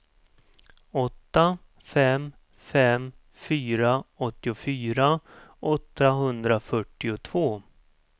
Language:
Swedish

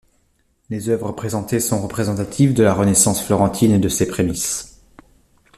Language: French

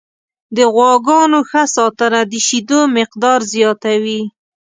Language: Pashto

